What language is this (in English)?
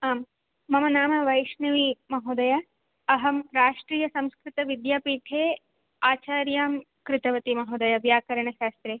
Sanskrit